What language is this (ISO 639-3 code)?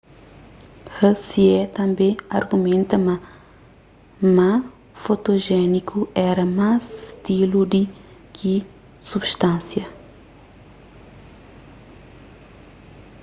kea